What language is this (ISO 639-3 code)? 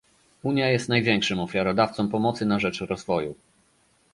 pol